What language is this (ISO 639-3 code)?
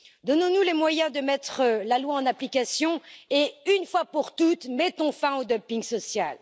fra